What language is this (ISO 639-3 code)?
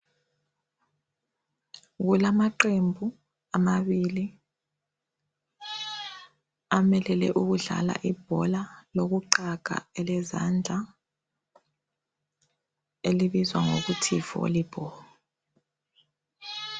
nde